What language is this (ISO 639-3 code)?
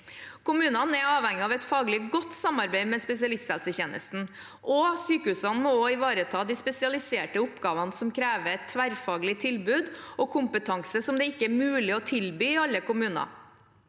nor